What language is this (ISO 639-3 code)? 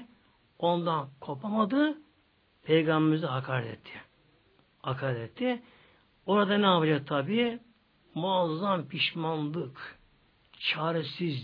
tur